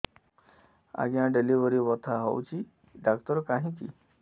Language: Odia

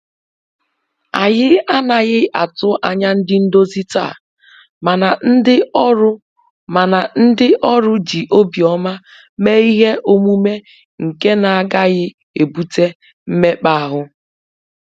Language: Igbo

